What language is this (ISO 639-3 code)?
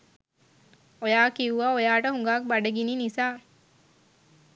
sin